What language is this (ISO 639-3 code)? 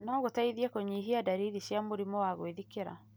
kik